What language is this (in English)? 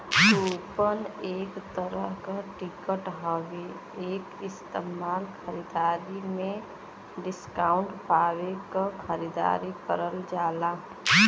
Bhojpuri